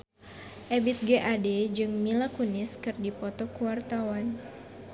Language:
Sundanese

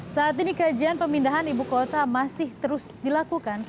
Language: Indonesian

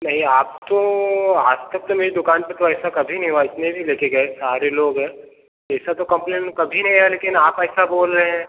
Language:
Hindi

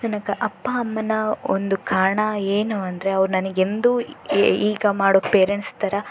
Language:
Kannada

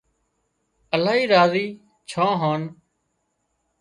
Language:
Wadiyara Koli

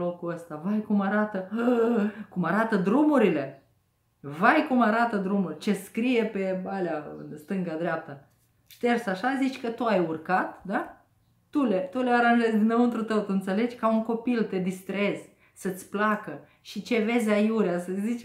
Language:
Romanian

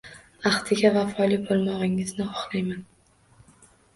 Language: Uzbek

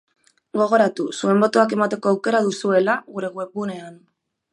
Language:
Basque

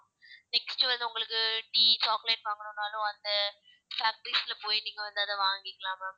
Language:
Tamil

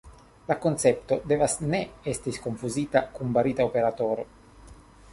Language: Esperanto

